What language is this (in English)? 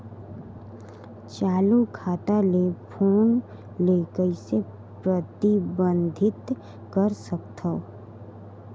Chhattisgarhi